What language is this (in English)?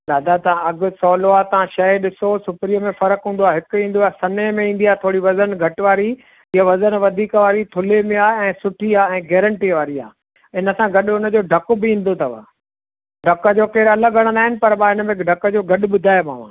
Sindhi